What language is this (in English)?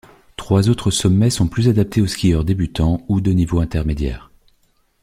French